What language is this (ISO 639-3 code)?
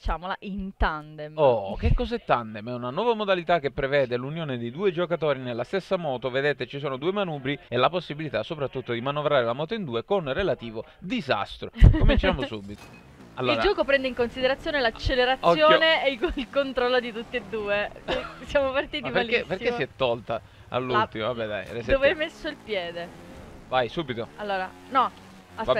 ita